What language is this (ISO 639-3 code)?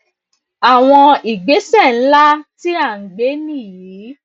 yor